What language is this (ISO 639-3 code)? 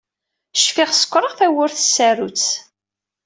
kab